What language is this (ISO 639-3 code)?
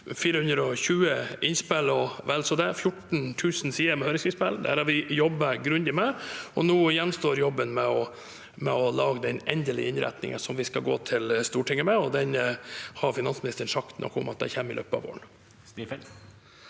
nor